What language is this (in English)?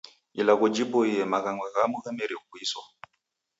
Taita